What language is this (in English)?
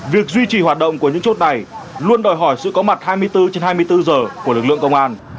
Vietnamese